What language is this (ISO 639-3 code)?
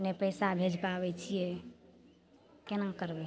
mai